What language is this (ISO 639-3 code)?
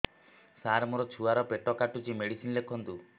ori